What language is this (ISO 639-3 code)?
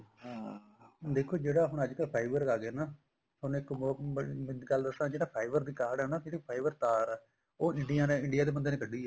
pan